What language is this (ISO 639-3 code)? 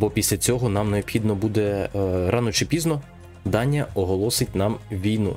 ukr